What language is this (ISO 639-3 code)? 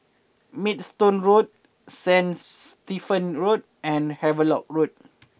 eng